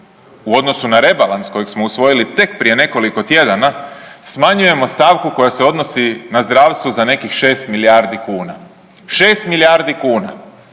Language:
Croatian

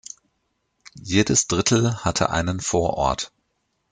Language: German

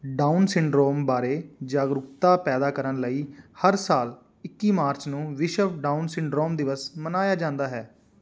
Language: Punjabi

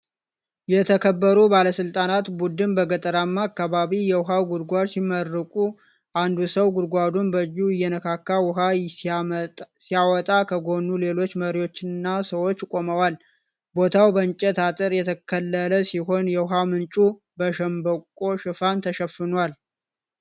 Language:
Amharic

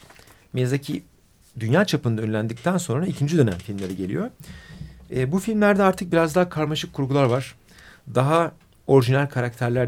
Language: Turkish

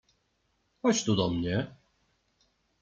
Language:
Polish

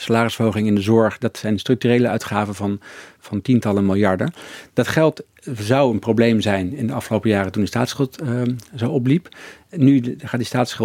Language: Dutch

